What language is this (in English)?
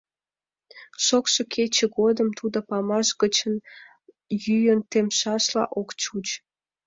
Mari